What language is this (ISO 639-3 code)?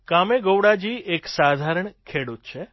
guj